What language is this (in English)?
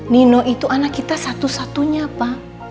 Indonesian